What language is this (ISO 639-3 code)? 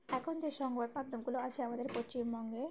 ben